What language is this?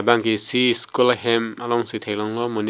Karbi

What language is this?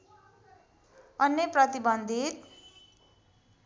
Nepali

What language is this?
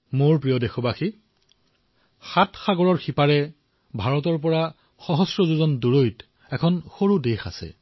Assamese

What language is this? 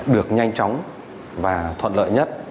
Vietnamese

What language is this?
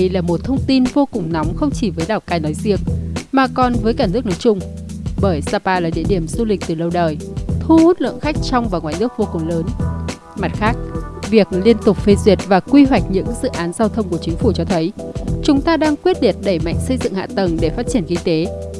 Vietnamese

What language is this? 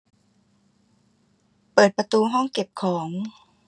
Thai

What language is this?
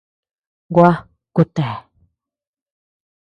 Tepeuxila Cuicatec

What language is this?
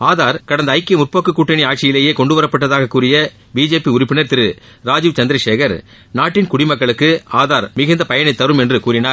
Tamil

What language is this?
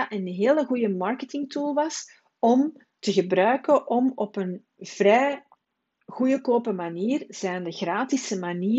Dutch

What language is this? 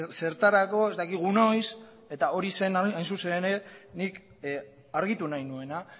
Basque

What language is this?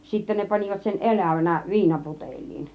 Finnish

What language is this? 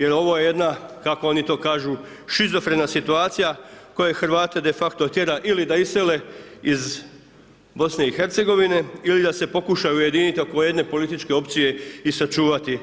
Croatian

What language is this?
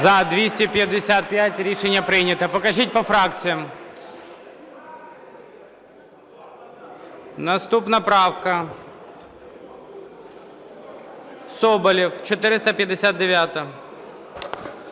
Ukrainian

